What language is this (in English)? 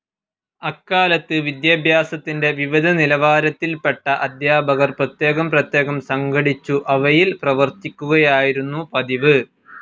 Malayalam